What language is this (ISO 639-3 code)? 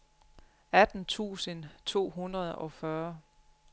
dan